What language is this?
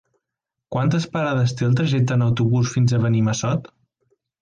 Catalan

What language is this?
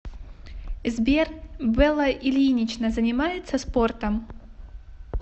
Russian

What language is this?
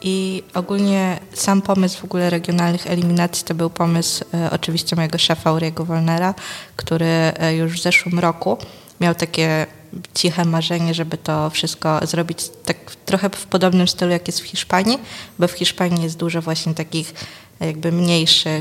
Polish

